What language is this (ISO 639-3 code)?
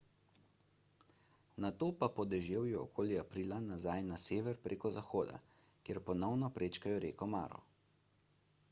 slv